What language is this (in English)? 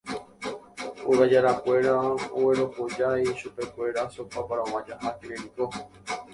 Guarani